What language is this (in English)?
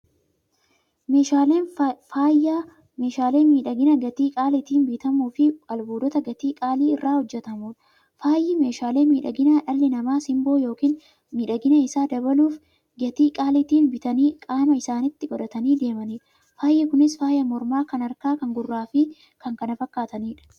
Oromo